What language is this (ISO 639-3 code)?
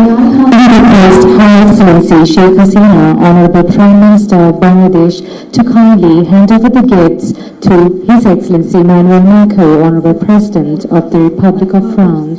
fra